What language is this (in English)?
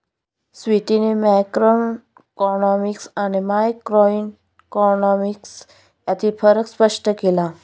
Marathi